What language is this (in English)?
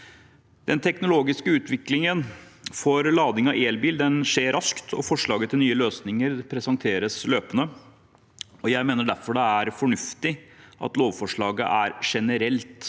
Norwegian